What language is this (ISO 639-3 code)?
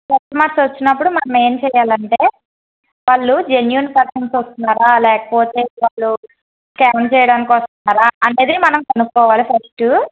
tel